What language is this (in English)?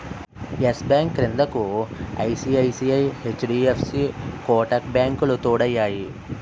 Telugu